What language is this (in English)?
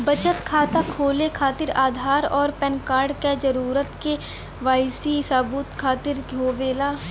Bhojpuri